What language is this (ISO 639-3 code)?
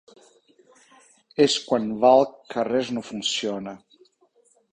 cat